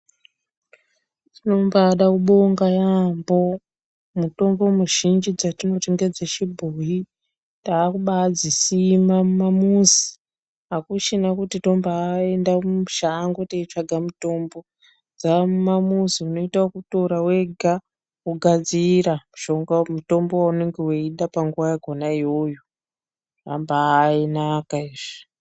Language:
Ndau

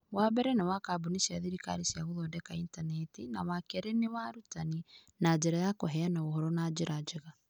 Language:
Kikuyu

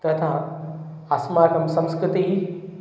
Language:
Sanskrit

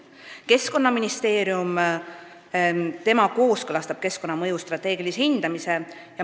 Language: Estonian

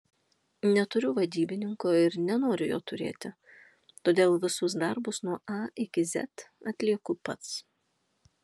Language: Lithuanian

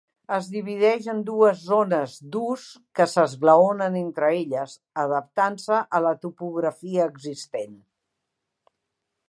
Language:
Catalan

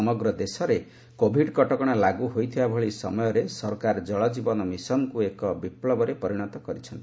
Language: Odia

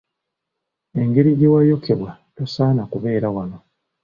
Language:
Ganda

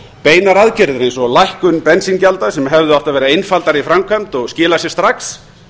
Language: Icelandic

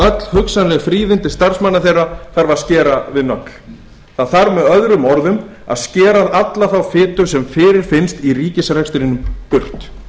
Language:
Icelandic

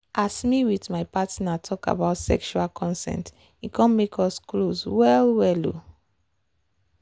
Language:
Nigerian Pidgin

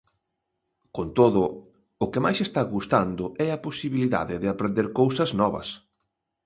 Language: Galician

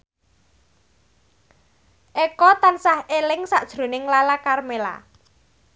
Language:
Javanese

